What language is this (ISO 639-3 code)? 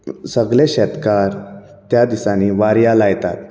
kok